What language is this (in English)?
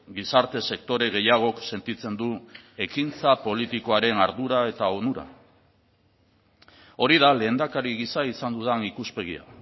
Basque